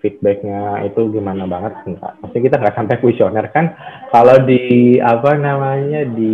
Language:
Indonesian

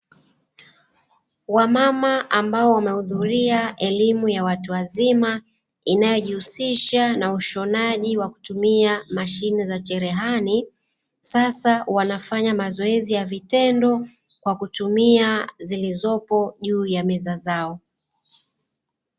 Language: Swahili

